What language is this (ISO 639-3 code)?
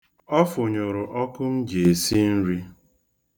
ibo